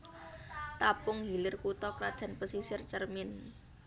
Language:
Javanese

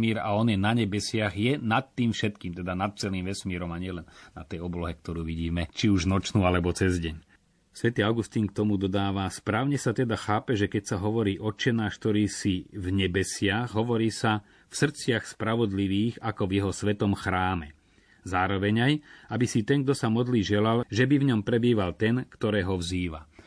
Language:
Slovak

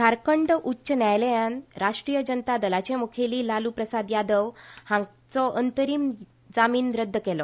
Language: Konkani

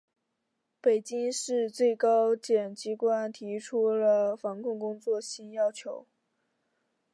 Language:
Chinese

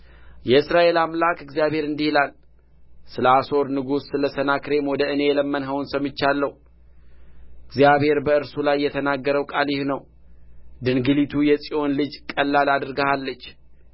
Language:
Amharic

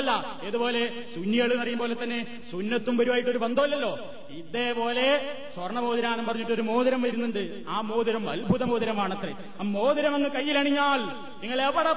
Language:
Malayalam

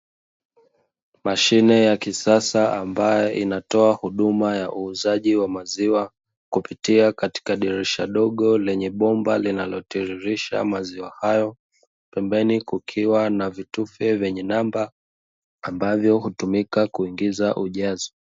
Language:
Swahili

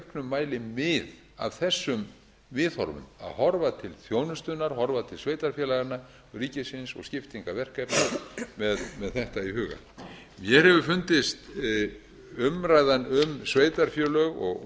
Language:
Icelandic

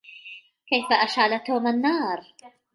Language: Arabic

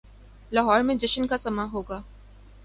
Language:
Urdu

